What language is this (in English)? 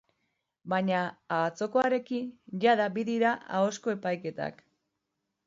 Basque